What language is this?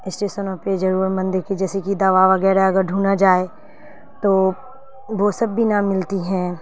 Urdu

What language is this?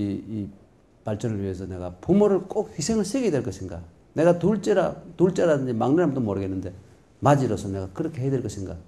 Korean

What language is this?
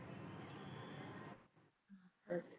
Punjabi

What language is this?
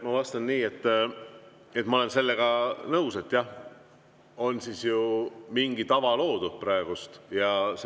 Estonian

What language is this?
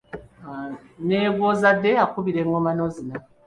Ganda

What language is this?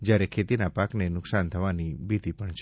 Gujarati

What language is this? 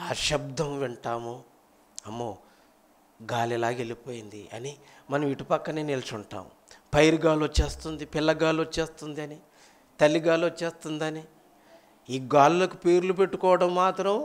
Telugu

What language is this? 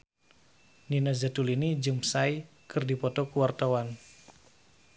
Sundanese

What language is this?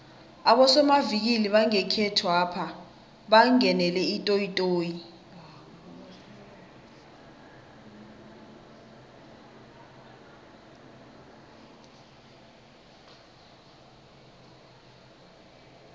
South Ndebele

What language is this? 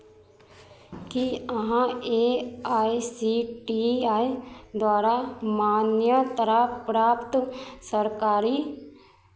Maithili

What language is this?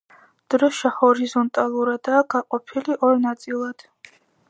Georgian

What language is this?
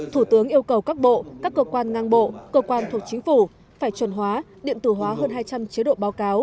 Vietnamese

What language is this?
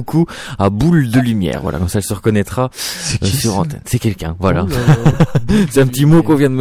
French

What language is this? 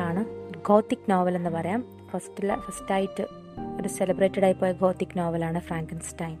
Malayalam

